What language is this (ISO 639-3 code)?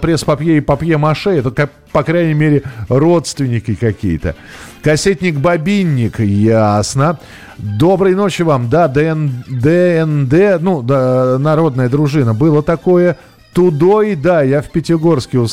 rus